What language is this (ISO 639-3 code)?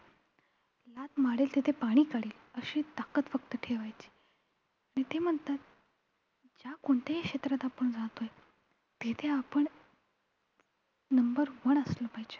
mar